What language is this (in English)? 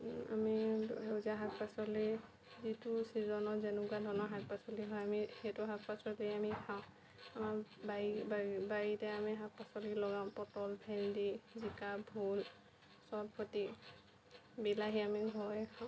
Assamese